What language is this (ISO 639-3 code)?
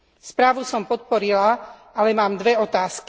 slk